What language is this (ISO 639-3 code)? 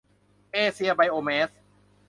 tha